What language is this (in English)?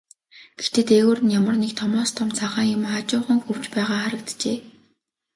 Mongolian